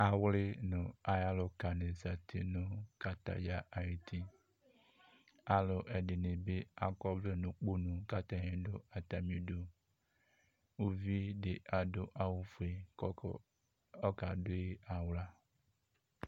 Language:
Ikposo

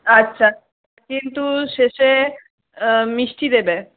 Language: Bangla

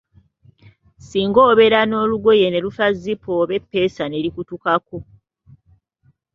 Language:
Ganda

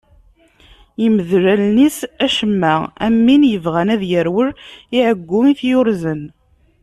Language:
Kabyle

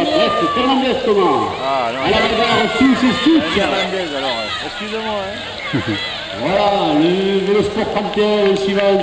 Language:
French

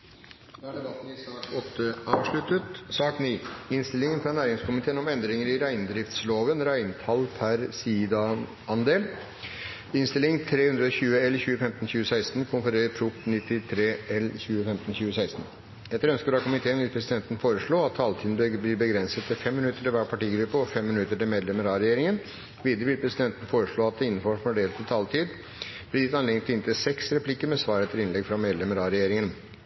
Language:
Norwegian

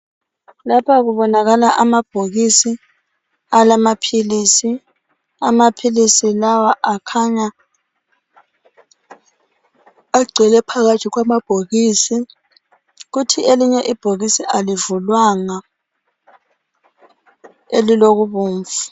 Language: North Ndebele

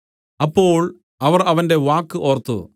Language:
Malayalam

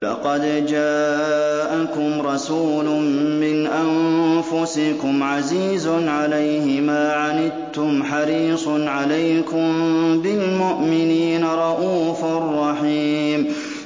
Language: Arabic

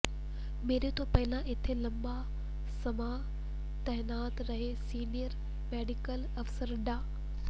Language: Punjabi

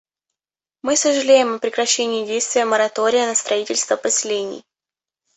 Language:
Russian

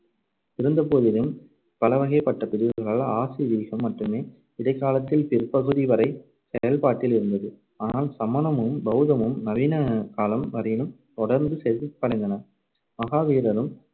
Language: Tamil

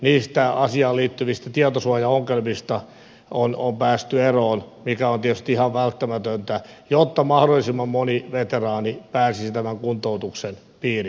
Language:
Finnish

